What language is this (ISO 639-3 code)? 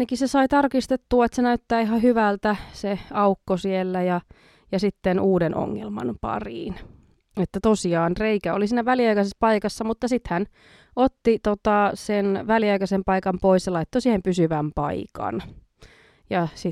fin